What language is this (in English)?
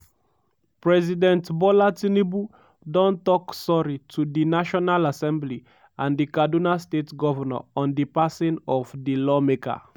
Nigerian Pidgin